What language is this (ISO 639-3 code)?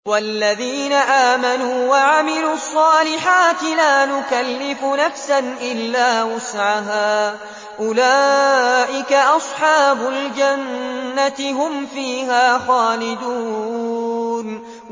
ara